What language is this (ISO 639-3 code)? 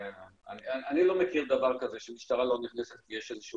heb